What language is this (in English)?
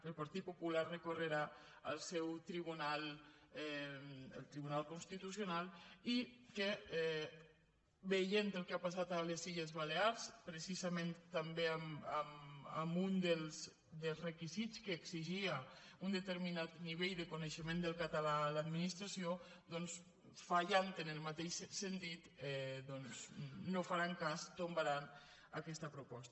Catalan